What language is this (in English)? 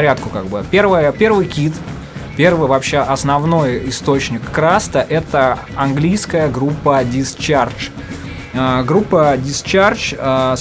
Russian